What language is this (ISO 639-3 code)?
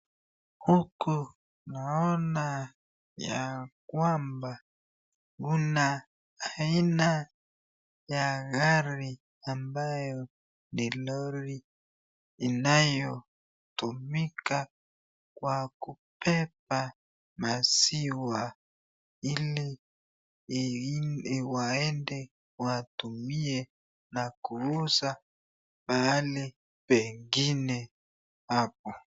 swa